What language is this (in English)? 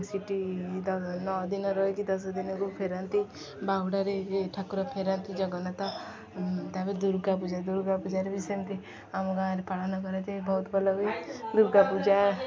Odia